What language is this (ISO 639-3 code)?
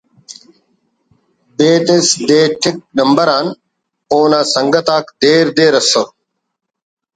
brh